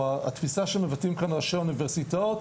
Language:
Hebrew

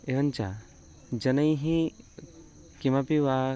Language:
Sanskrit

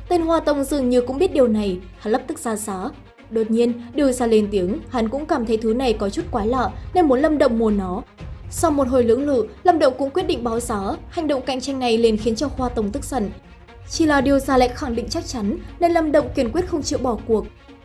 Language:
Vietnamese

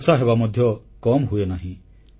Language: Odia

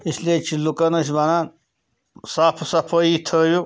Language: Kashmiri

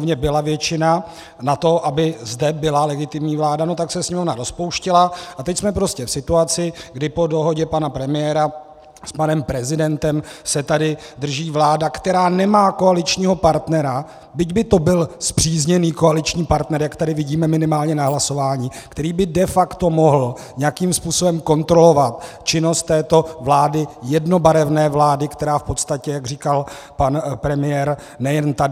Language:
Czech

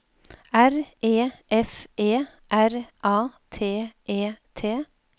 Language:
Norwegian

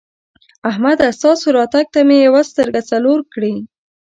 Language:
Pashto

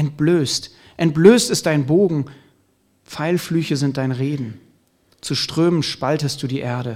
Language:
German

